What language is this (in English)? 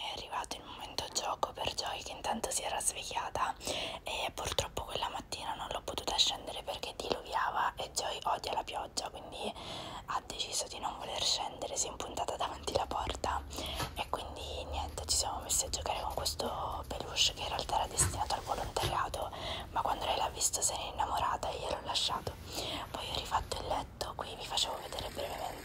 Italian